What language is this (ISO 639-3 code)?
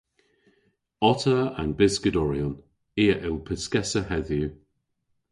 cor